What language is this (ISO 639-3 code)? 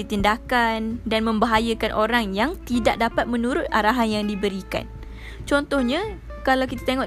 msa